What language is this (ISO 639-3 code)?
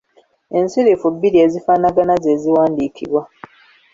lug